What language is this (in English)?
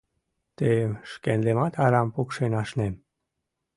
Mari